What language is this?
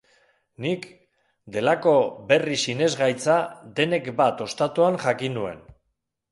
Basque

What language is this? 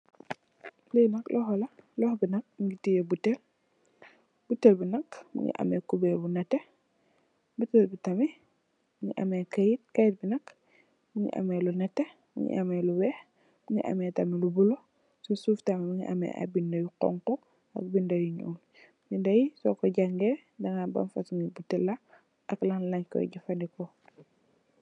Wolof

